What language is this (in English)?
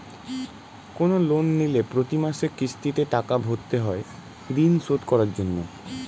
Bangla